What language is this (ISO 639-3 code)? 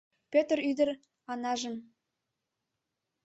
chm